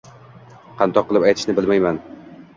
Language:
Uzbek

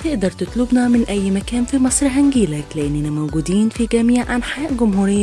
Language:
Arabic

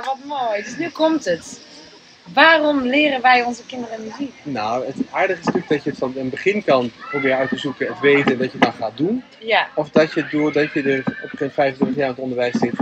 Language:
Dutch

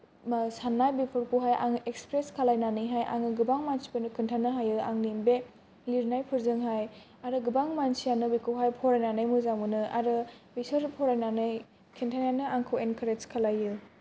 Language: Bodo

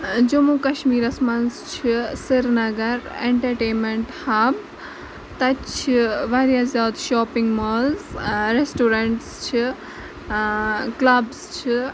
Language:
Kashmiri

